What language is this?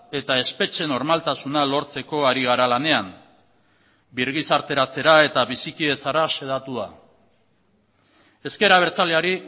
Basque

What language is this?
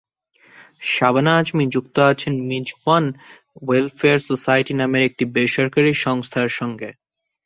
Bangla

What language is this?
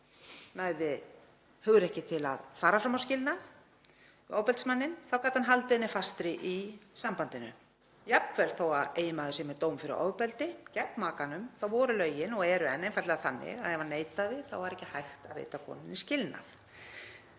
Icelandic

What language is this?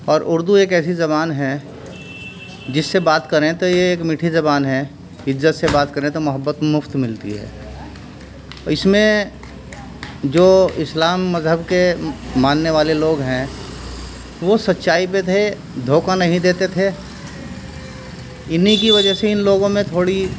Urdu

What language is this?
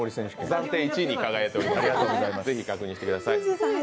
Japanese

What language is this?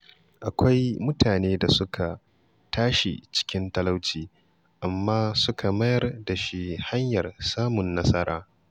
Hausa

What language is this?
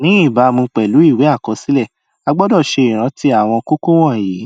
Yoruba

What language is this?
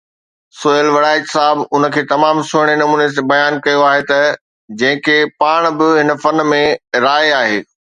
Sindhi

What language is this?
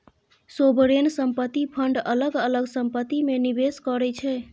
Maithili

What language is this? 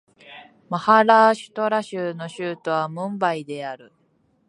Japanese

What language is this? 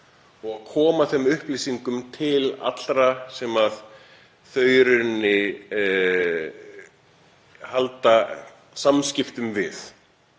Icelandic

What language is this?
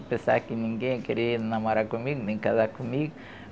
Portuguese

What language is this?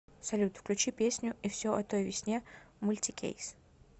Russian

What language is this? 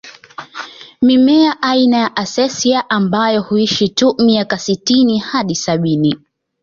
Swahili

